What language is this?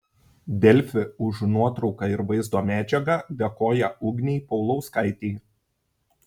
Lithuanian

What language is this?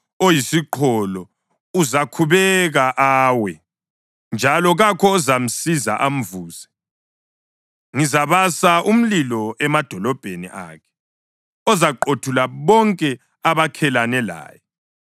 North Ndebele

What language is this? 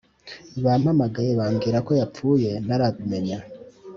Kinyarwanda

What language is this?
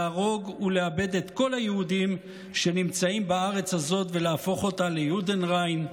Hebrew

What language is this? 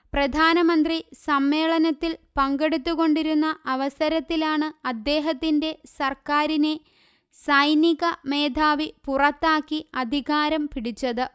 Malayalam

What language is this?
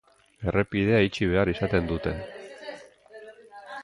Basque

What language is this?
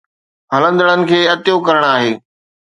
Sindhi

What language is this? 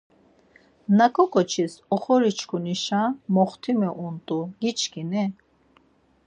Laz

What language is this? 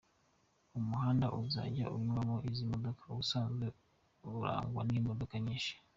Kinyarwanda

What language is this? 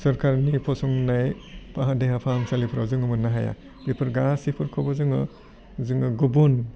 Bodo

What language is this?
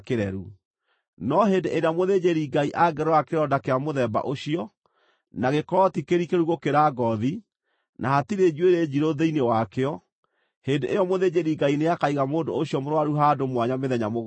Kikuyu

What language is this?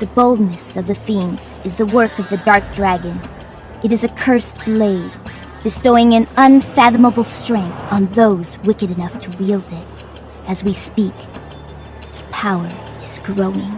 English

